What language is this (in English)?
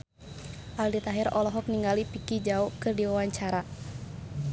Sundanese